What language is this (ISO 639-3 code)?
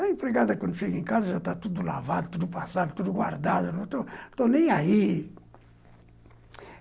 por